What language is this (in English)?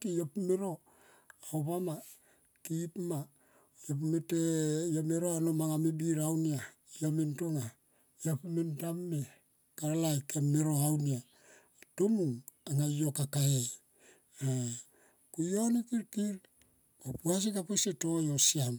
Tomoip